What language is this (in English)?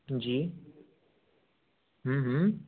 Hindi